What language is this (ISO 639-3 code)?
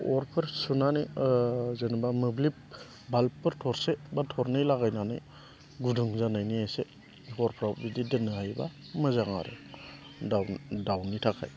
brx